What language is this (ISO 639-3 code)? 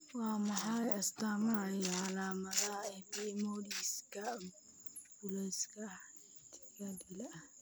som